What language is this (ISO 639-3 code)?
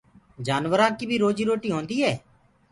ggg